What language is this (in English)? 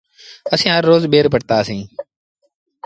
Sindhi Bhil